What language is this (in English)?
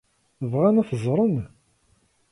Kabyle